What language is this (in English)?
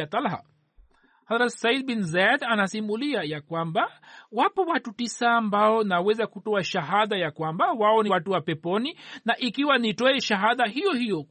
Swahili